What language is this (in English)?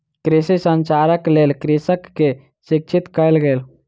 Maithili